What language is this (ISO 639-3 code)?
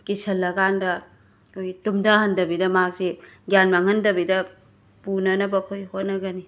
mni